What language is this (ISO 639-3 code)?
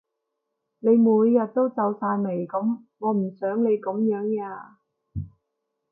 yue